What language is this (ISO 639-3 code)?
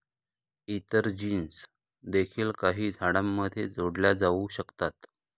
mar